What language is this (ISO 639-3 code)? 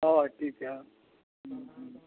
sat